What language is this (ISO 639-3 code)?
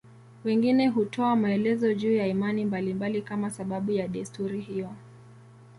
swa